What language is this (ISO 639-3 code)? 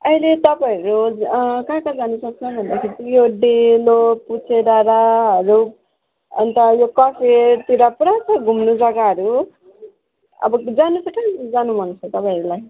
nep